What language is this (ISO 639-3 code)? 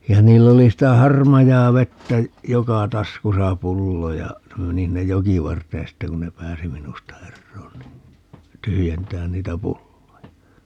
fin